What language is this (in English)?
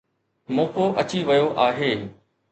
Sindhi